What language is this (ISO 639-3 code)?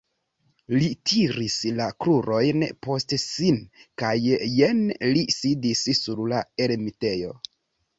epo